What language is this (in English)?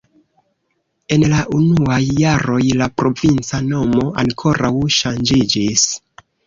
Esperanto